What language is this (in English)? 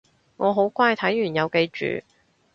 Cantonese